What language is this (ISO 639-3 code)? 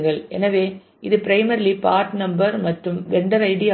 tam